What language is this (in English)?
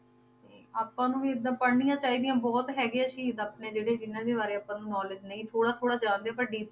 Punjabi